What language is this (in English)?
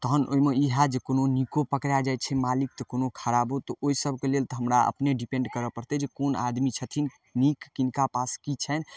Maithili